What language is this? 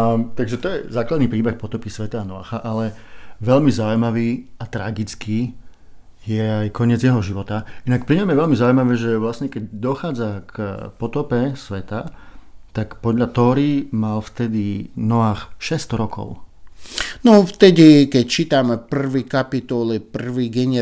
Slovak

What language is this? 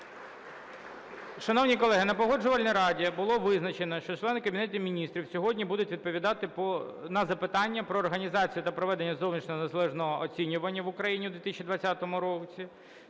Ukrainian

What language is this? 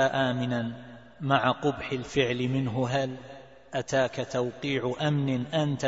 Arabic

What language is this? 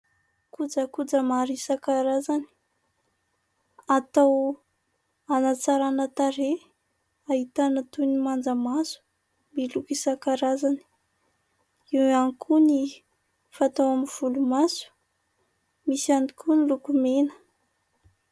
Malagasy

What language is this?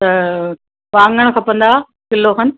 Sindhi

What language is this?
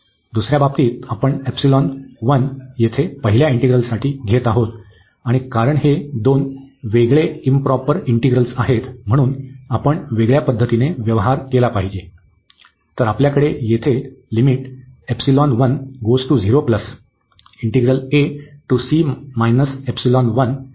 Marathi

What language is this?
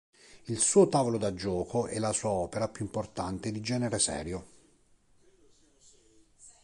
Italian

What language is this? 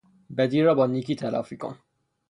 Persian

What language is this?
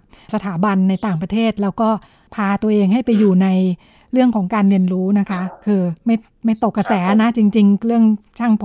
Thai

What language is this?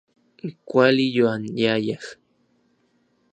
Orizaba Nahuatl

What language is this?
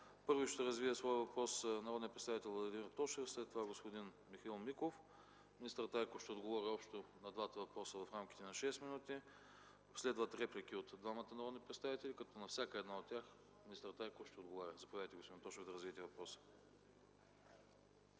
Bulgarian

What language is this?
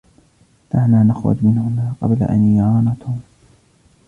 Arabic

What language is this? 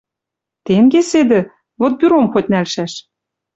Western Mari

